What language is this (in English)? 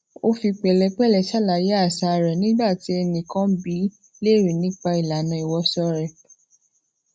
Yoruba